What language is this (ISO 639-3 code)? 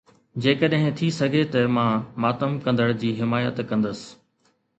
snd